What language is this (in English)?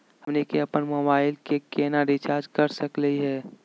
Magahi